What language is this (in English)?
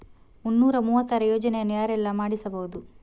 Kannada